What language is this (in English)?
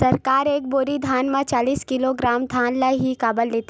Chhattisgarhi